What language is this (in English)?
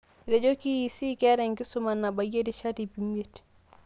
Masai